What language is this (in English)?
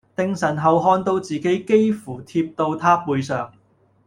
Cantonese